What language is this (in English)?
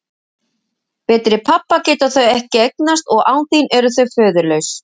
Icelandic